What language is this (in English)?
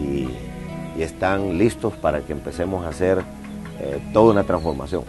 Spanish